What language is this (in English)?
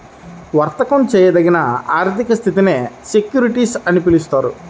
Telugu